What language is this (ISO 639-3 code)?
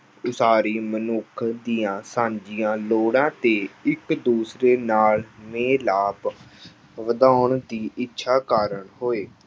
pan